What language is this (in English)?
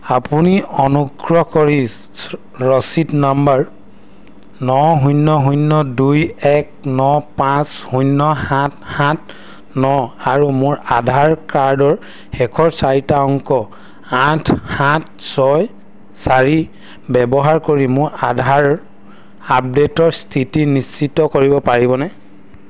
Assamese